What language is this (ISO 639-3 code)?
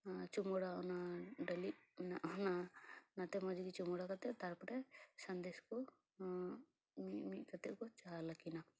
sat